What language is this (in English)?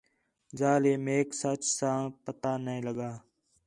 Khetrani